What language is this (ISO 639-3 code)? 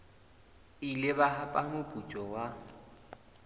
sot